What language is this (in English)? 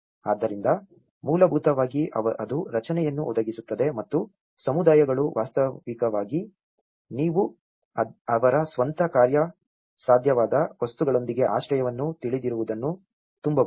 Kannada